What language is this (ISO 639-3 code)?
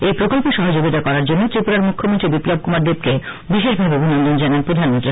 ben